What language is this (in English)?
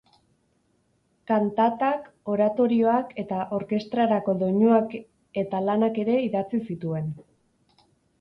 Basque